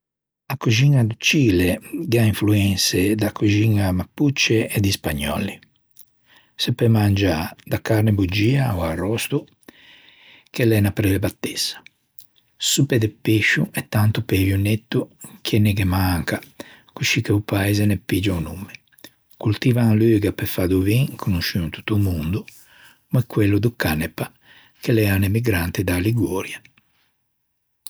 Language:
Ligurian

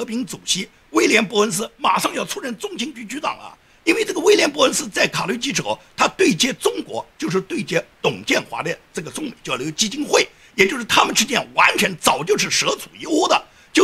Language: Chinese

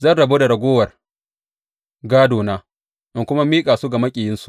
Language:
Hausa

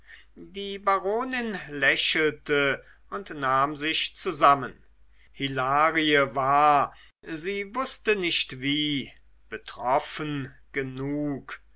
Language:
German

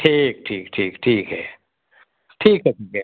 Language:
Hindi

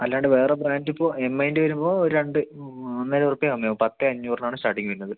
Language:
Malayalam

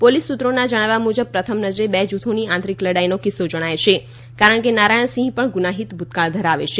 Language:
Gujarati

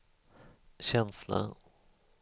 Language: Swedish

